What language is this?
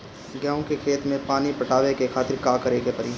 Bhojpuri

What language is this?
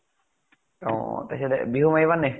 Assamese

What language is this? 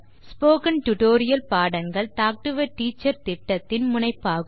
Tamil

